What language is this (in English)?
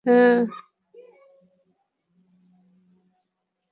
Bangla